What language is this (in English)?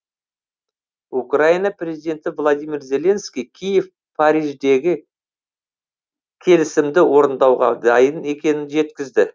Kazakh